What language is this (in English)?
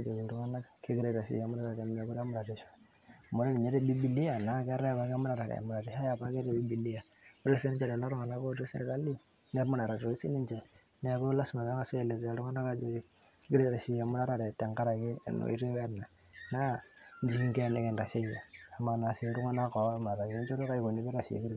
Masai